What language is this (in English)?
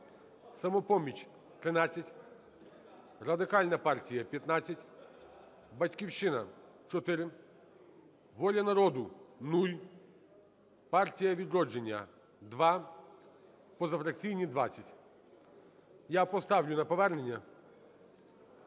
Ukrainian